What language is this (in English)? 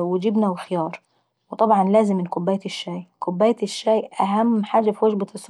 Saidi Arabic